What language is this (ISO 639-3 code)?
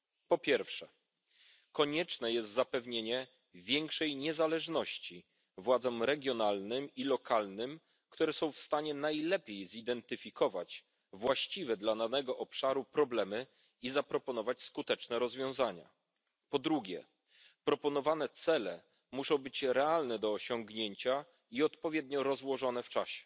pol